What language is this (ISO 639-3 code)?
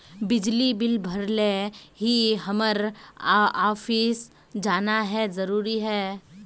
mag